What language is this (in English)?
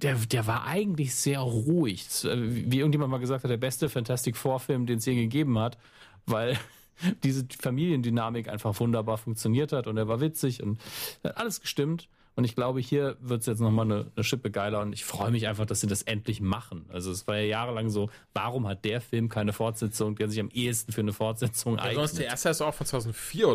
German